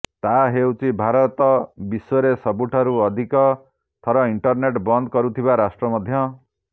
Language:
Odia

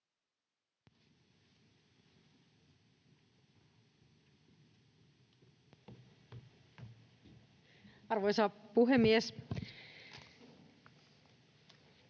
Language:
Finnish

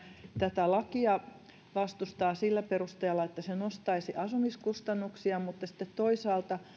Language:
Finnish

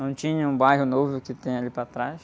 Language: Portuguese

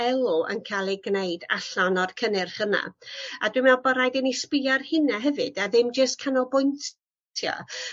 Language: Welsh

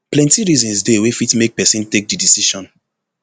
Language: Nigerian Pidgin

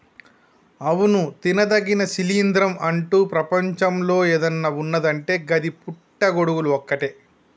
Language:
Telugu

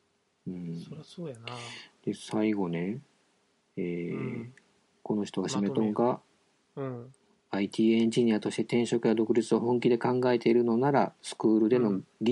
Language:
Japanese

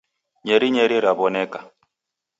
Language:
Taita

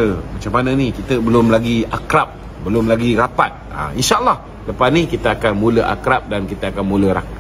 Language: Malay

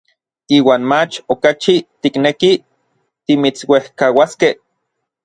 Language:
Orizaba Nahuatl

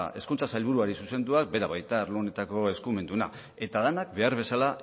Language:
Basque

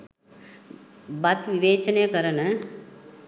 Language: Sinhala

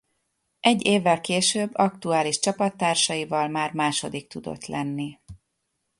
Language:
Hungarian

